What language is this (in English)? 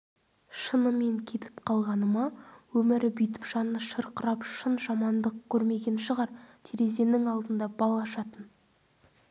Kazakh